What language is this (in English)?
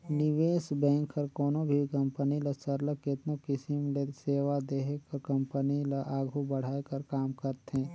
Chhattisgarhi